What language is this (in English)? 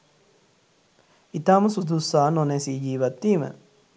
Sinhala